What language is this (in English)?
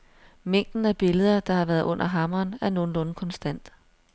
Danish